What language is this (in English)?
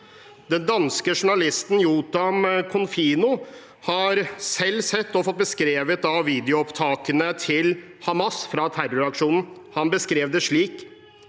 Norwegian